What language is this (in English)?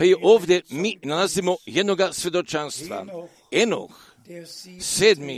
Croatian